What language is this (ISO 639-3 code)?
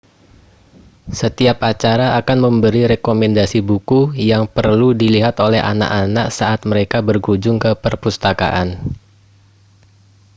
ind